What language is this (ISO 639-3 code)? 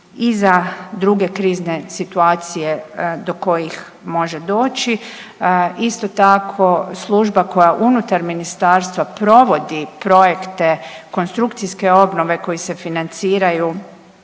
hrv